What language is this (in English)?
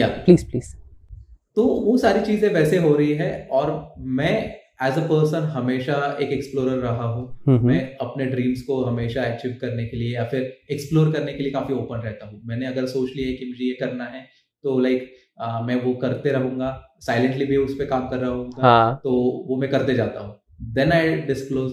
Hindi